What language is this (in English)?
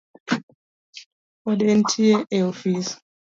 Luo (Kenya and Tanzania)